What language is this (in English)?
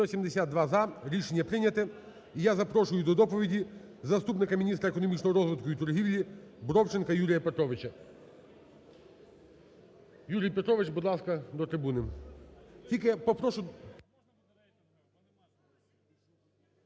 Ukrainian